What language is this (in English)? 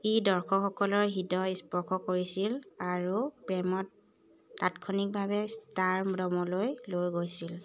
Assamese